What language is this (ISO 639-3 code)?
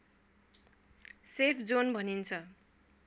nep